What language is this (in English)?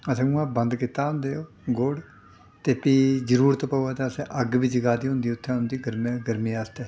Dogri